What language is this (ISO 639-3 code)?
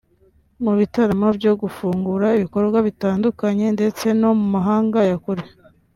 kin